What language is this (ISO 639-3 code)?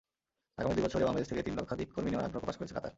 ben